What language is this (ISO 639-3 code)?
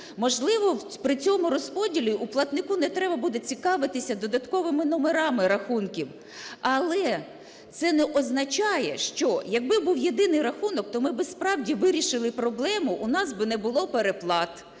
ukr